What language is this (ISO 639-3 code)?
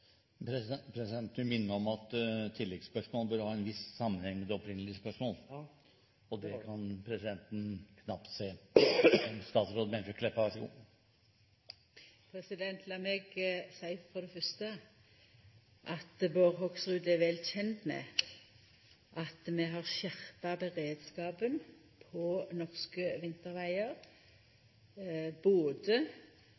nor